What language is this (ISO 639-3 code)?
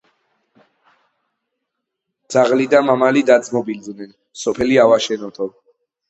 kat